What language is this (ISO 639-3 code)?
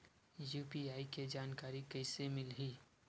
hne